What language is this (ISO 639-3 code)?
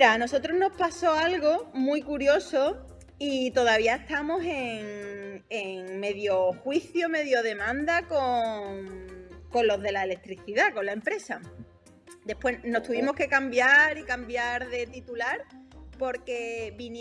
spa